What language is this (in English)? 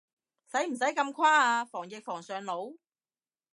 Cantonese